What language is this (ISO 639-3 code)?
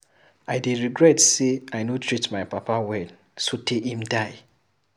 pcm